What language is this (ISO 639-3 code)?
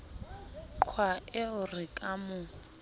sot